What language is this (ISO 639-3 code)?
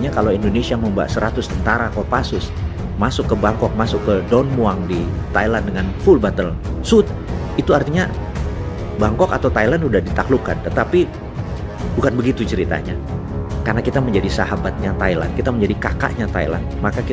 ind